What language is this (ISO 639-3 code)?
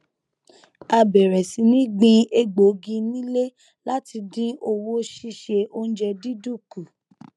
yor